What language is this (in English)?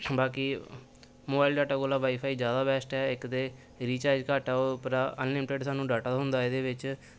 Dogri